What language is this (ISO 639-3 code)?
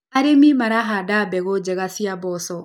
kik